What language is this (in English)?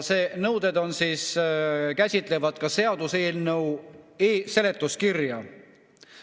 Estonian